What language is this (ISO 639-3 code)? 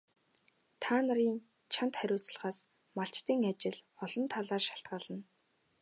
mon